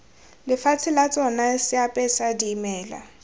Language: Tswana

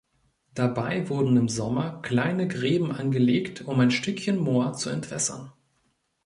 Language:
German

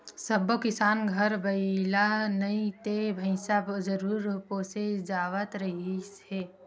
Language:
Chhattisgarhi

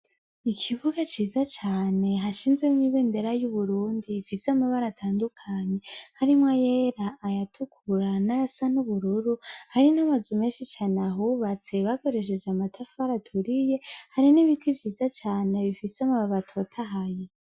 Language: Rundi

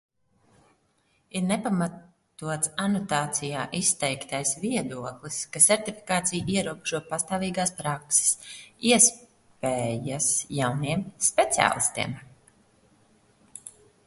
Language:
Latvian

